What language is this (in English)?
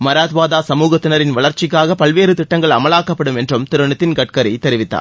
Tamil